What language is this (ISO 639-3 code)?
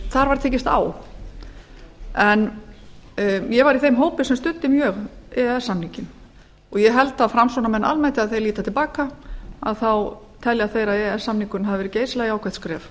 isl